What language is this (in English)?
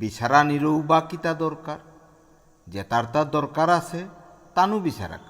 Bangla